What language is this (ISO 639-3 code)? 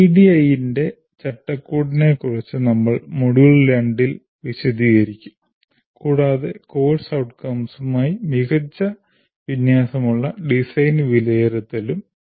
mal